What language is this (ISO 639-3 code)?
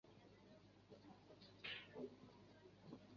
zho